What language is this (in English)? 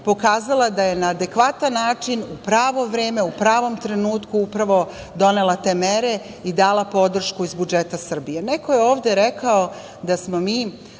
Serbian